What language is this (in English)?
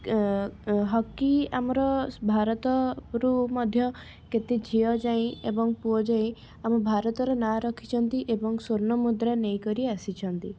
Odia